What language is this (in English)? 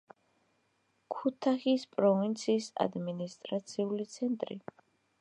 Georgian